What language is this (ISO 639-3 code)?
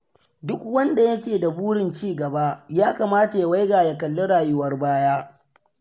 hau